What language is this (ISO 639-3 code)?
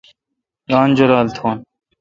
xka